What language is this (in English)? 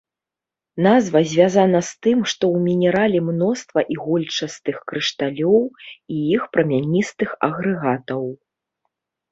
Belarusian